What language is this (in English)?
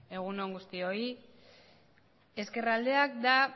Basque